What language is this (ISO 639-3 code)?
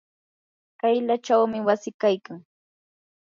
qur